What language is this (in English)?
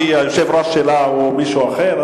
Hebrew